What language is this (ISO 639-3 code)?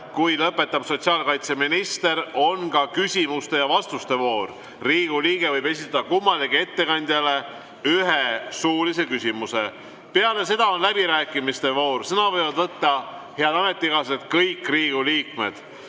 est